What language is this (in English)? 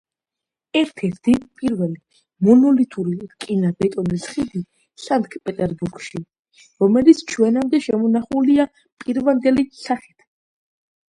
Georgian